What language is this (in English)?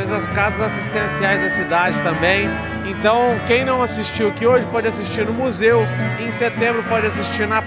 Portuguese